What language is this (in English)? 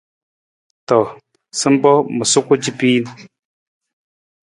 Nawdm